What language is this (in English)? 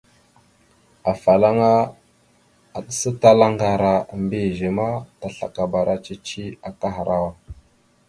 Mada (Cameroon)